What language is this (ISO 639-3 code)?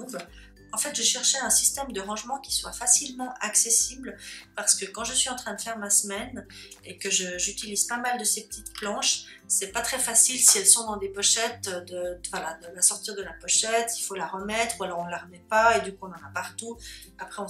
fra